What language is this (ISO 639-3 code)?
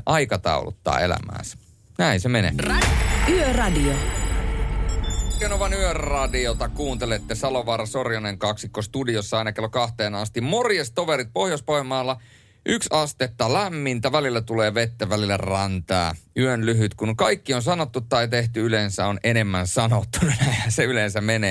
fin